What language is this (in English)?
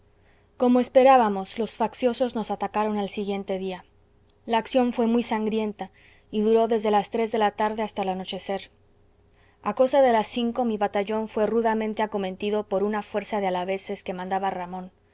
Spanish